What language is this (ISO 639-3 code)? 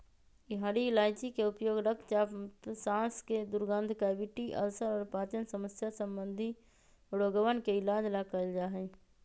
mag